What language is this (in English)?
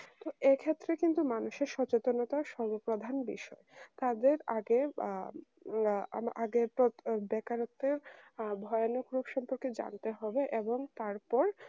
Bangla